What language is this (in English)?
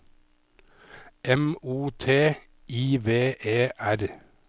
Norwegian